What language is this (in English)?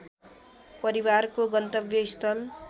Nepali